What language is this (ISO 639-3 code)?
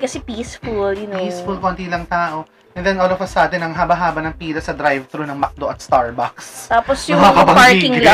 fil